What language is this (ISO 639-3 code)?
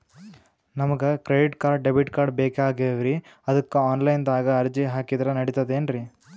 kan